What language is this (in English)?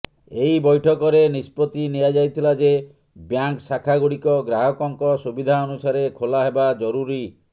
Odia